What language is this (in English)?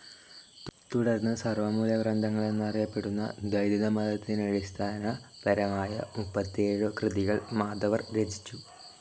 Malayalam